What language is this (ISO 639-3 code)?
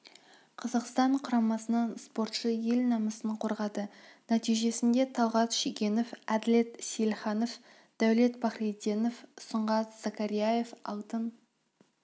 kaz